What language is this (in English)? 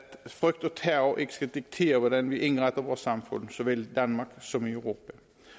Danish